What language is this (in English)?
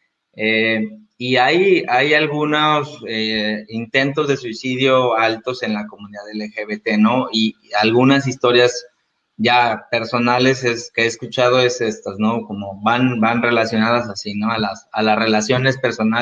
Spanish